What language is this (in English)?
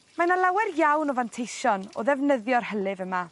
Welsh